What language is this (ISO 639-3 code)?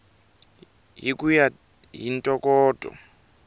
tso